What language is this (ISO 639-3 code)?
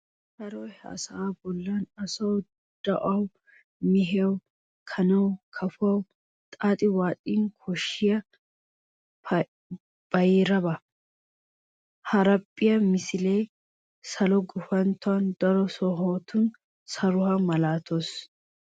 wal